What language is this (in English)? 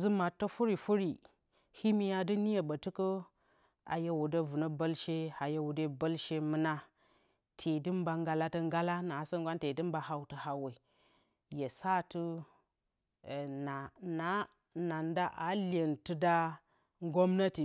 Bacama